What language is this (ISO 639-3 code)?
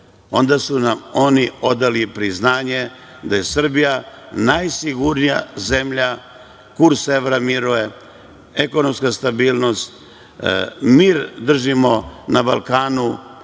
srp